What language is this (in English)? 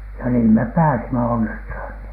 Finnish